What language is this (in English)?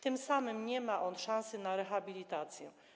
Polish